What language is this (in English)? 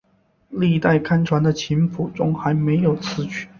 Chinese